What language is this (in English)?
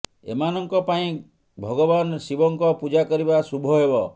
Odia